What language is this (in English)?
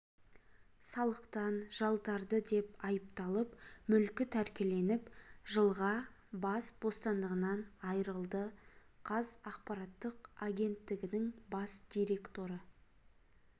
Kazakh